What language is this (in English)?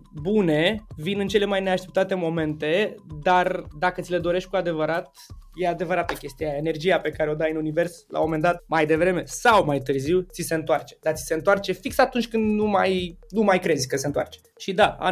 Romanian